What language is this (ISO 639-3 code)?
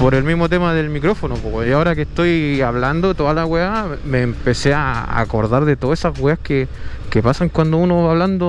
spa